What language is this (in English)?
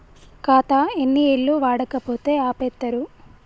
Telugu